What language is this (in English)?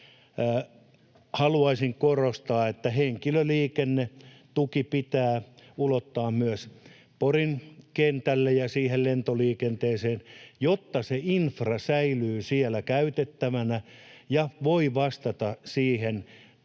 Finnish